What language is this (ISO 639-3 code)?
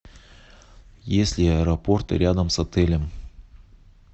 rus